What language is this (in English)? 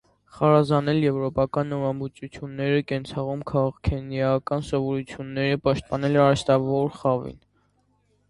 Armenian